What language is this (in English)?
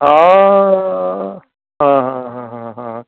Punjabi